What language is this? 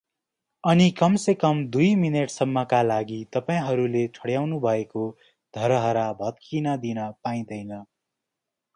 Nepali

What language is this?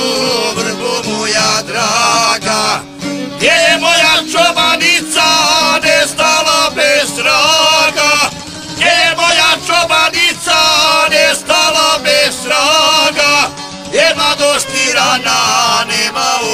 Romanian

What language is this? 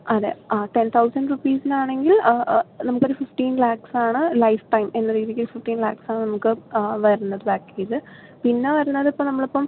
Malayalam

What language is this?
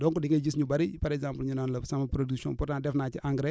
Wolof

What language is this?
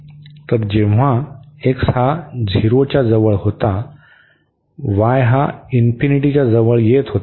Marathi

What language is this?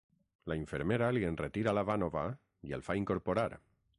Catalan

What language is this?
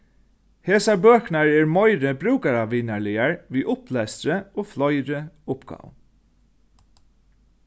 Faroese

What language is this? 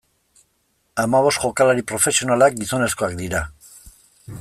Basque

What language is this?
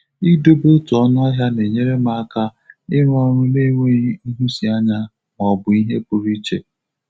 Igbo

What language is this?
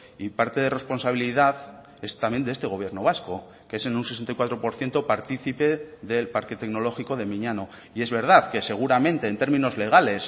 Spanish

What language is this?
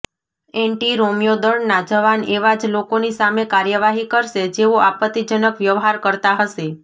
Gujarati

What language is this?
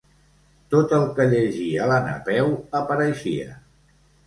Catalan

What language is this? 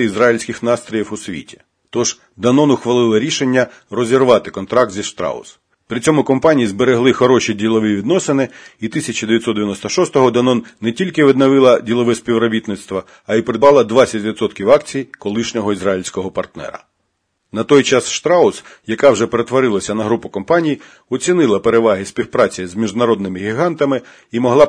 Ukrainian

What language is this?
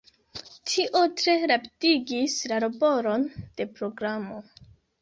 Esperanto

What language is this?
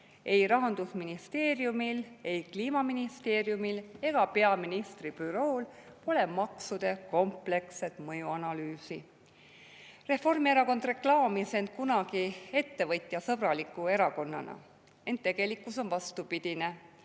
Estonian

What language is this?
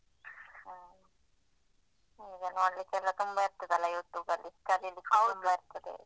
Kannada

